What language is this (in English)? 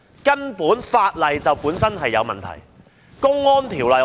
Cantonese